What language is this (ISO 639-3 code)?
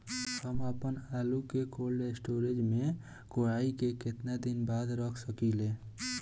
bho